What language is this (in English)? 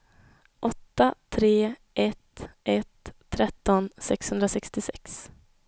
Swedish